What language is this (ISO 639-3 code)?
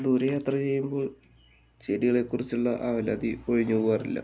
mal